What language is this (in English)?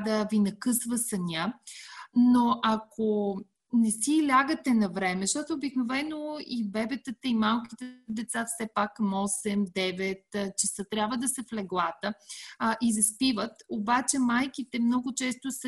Bulgarian